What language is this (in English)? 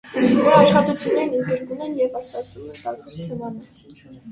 Armenian